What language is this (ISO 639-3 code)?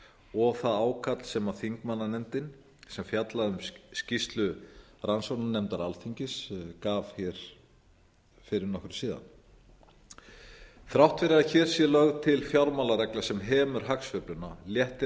isl